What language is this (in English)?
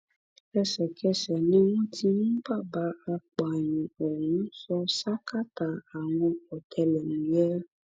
Yoruba